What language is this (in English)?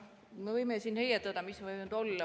Estonian